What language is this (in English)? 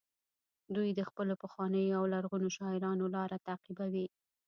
Pashto